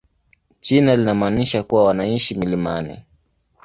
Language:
Swahili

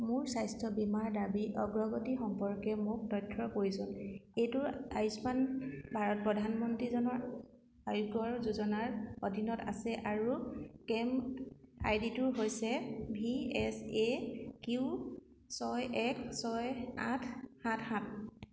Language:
Assamese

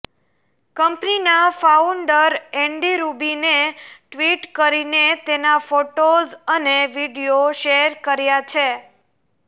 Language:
Gujarati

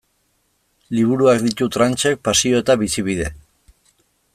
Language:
Basque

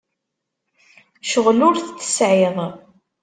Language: Kabyle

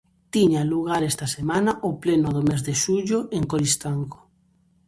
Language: Galician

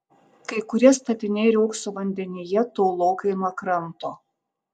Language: Lithuanian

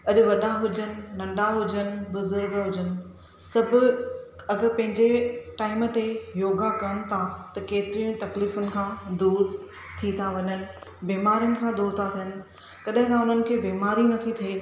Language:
Sindhi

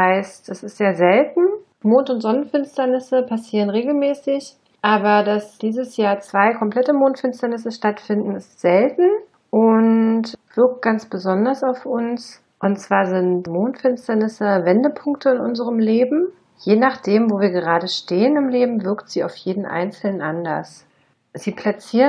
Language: German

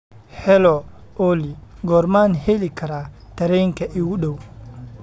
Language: Somali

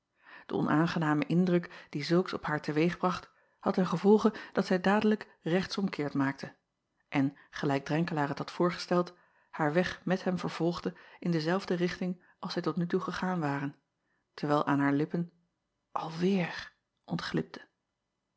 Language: Dutch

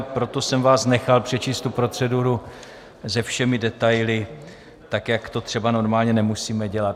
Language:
Czech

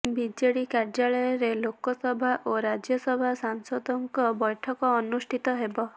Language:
Odia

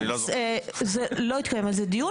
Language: Hebrew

